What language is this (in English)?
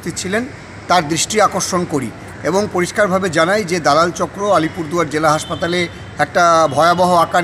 Hindi